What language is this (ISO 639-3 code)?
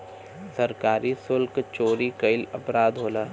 bho